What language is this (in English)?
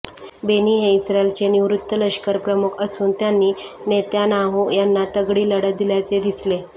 Marathi